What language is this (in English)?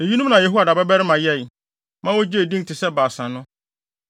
Akan